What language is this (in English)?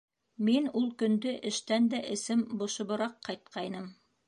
Bashkir